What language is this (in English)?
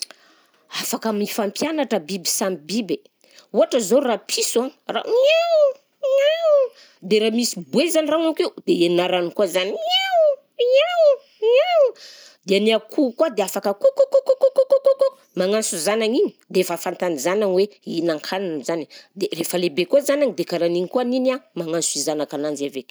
Southern Betsimisaraka Malagasy